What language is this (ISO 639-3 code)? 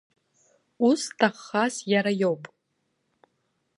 abk